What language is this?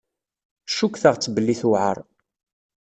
Kabyle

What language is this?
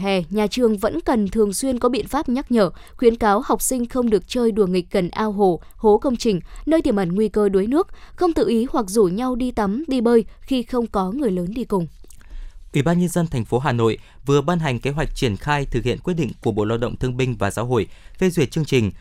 Vietnamese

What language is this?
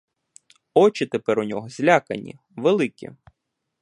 Ukrainian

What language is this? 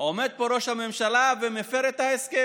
Hebrew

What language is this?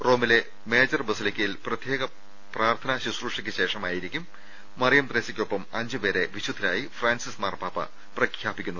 Malayalam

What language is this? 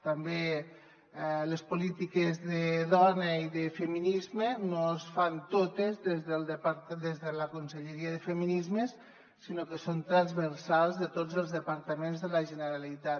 Catalan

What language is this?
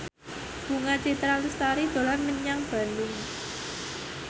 Javanese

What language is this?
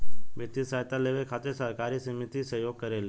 Bhojpuri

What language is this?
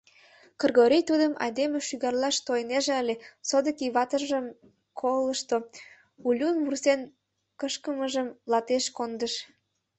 Mari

